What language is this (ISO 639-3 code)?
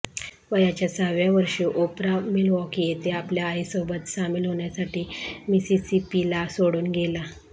mar